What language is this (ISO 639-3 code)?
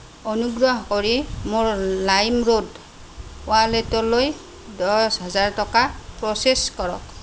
asm